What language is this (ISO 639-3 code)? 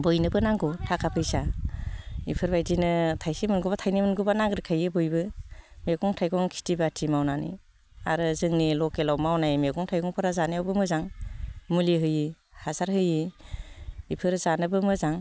brx